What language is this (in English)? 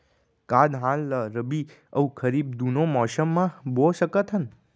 Chhattisgarhi